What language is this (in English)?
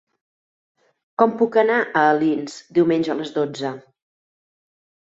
Catalan